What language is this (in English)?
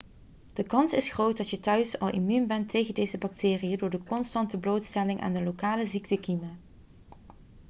Dutch